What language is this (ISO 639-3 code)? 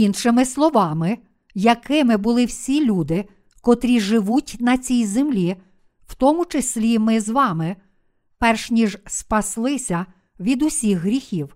ukr